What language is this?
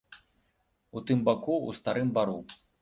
Belarusian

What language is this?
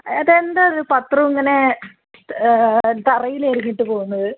Malayalam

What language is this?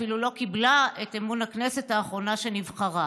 Hebrew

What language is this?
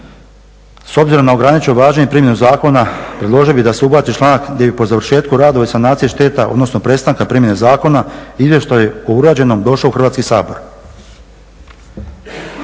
Croatian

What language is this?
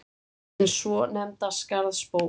Icelandic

